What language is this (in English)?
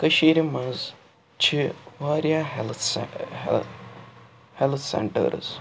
Kashmiri